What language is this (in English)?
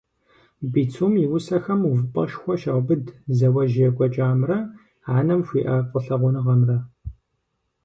Kabardian